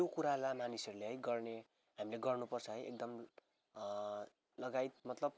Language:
Nepali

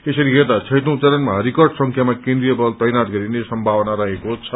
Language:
Nepali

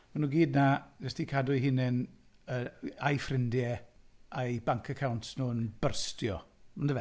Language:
Welsh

